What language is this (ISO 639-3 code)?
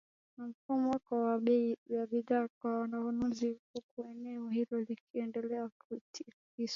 swa